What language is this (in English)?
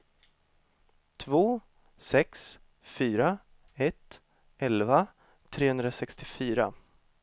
Swedish